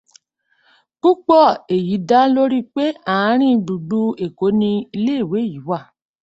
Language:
Yoruba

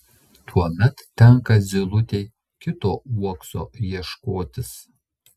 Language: Lithuanian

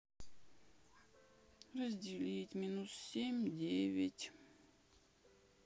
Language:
Russian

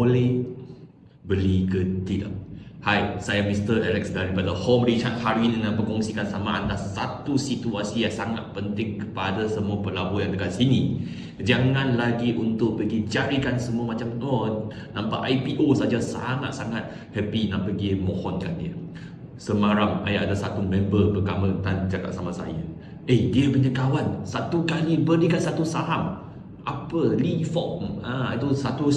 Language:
Malay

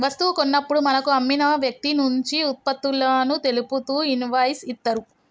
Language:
Telugu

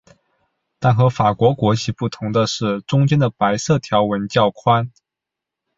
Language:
Chinese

